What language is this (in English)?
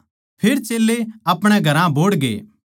Haryanvi